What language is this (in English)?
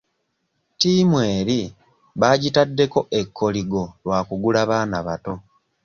Ganda